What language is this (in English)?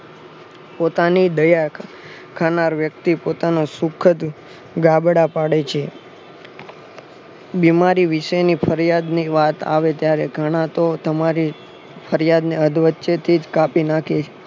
Gujarati